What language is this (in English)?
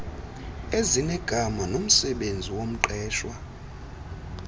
Xhosa